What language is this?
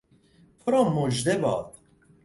Persian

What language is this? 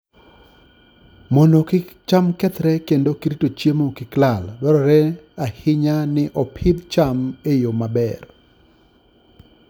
Luo (Kenya and Tanzania)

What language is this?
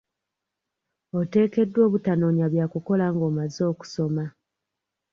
Ganda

